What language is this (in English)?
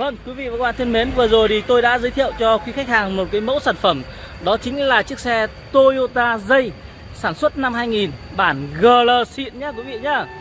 Vietnamese